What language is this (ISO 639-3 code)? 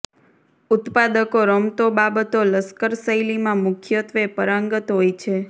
guj